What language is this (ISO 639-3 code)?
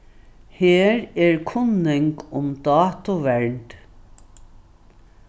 fao